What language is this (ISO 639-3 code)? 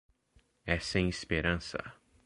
por